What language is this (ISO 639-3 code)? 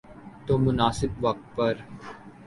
urd